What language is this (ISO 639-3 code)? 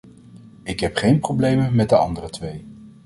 nld